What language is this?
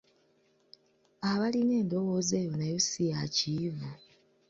Ganda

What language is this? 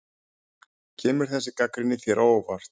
Icelandic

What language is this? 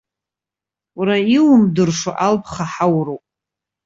Abkhazian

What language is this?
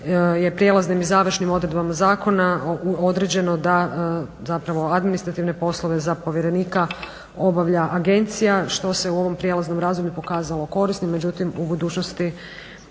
Croatian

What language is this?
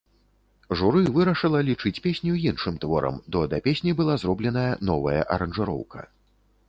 Belarusian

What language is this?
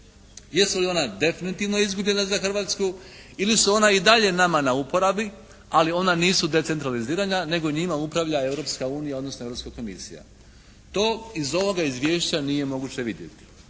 Croatian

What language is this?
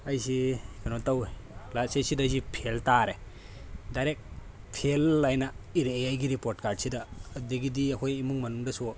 Manipuri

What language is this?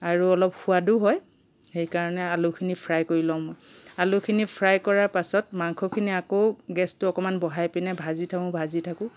Assamese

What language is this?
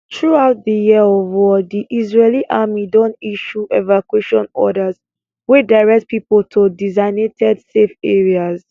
Nigerian Pidgin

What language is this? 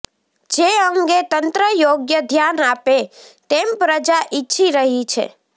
Gujarati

